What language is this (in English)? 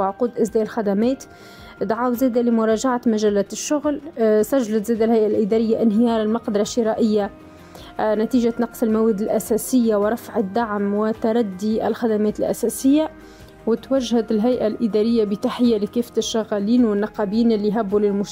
Arabic